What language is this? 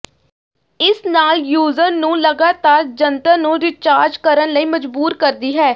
Punjabi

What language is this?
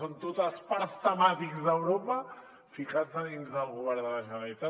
Catalan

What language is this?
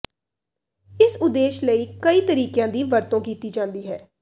Punjabi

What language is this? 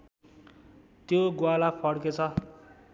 Nepali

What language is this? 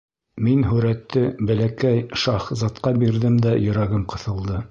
Bashkir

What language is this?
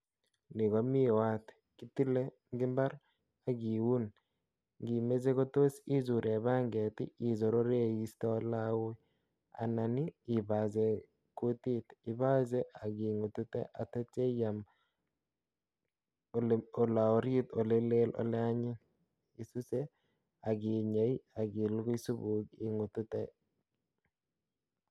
Kalenjin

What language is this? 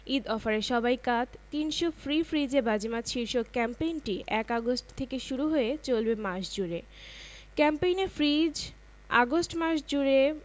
Bangla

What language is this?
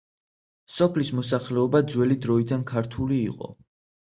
Georgian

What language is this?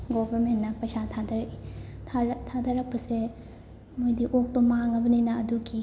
Manipuri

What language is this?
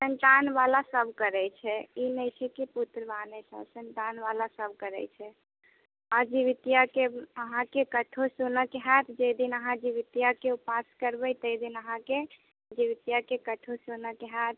Maithili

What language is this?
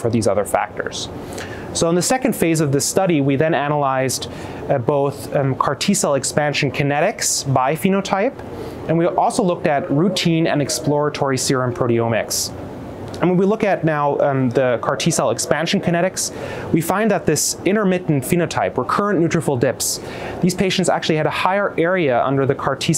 English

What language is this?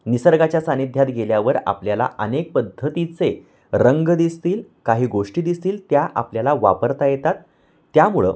Marathi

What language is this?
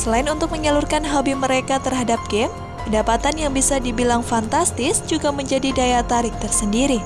Indonesian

